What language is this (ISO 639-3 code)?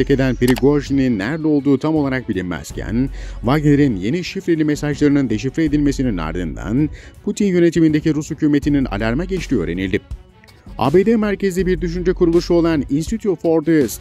tur